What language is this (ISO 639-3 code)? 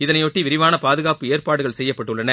tam